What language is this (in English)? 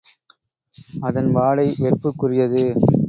Tamil